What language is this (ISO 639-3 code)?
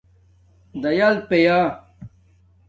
dmk